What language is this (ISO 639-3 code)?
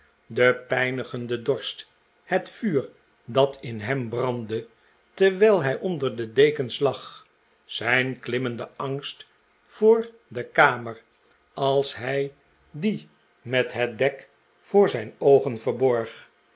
nld